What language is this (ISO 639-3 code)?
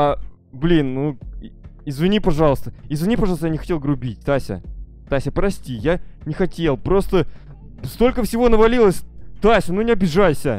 rus